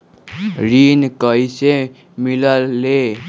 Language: Magahi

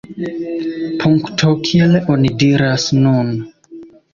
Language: Esperanto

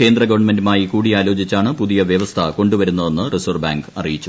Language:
Malayalam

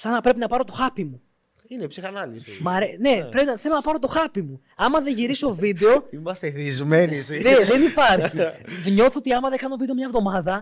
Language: Greek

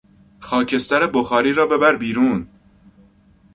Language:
Persian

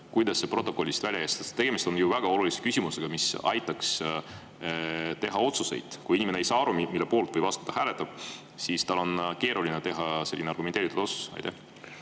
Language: Estonian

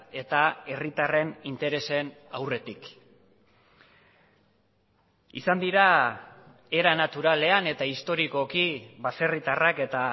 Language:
Basque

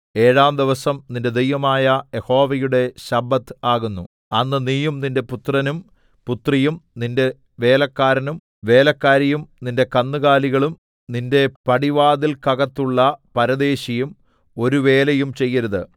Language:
Malayalam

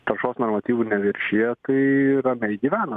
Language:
Lithuanian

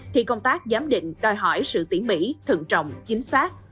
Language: Vietnamese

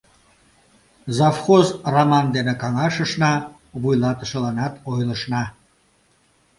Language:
Mari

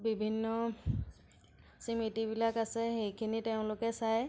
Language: Assamese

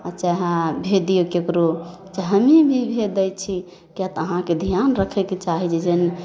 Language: Maithili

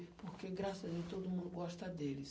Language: Portuguese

